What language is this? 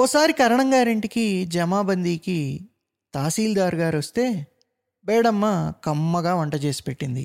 Telugu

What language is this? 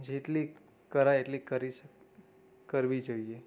Gujarati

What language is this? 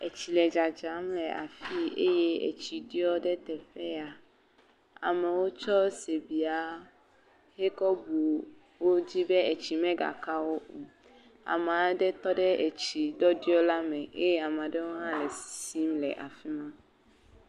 Ewe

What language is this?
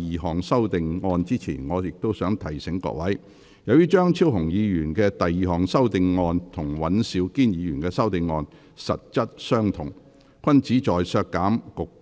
Cantonese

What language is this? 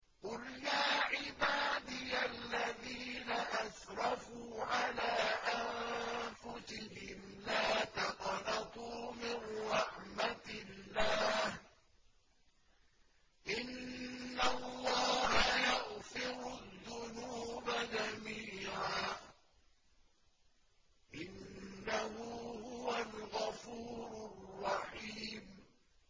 Arabic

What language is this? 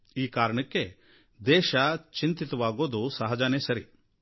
Kannada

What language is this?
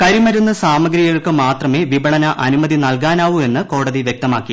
Malayalam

